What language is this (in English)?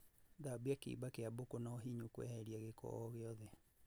Kikuyu